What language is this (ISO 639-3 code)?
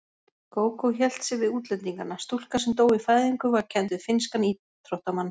isl